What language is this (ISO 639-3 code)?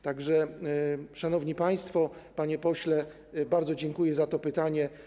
pol